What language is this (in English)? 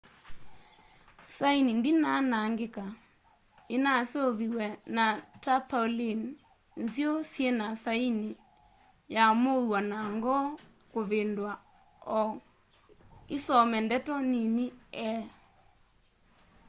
Kamba